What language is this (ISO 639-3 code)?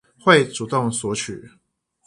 zho